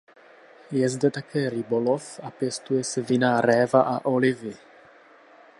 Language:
Czech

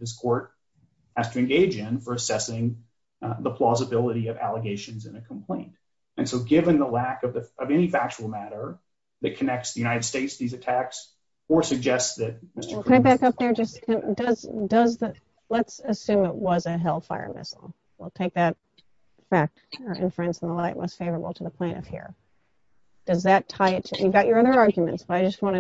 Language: English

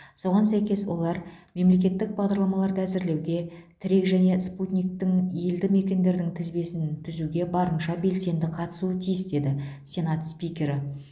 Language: Kazakh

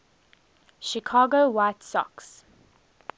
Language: English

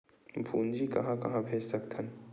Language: Chhattisgarhi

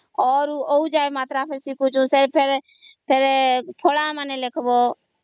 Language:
Odia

